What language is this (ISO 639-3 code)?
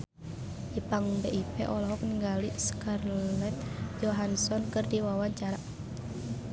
sun